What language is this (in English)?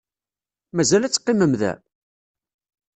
Kabyle